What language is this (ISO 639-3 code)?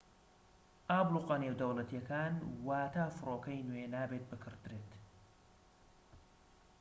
ckb